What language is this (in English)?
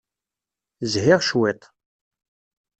Kabyle